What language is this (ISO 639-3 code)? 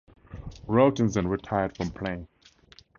eng